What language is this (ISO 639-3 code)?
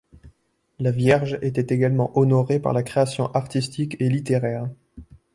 fra